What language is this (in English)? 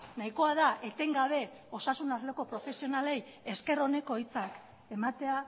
Basque